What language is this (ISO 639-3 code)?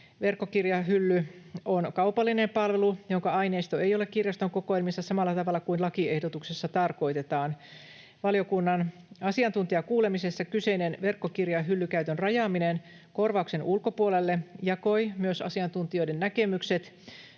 fin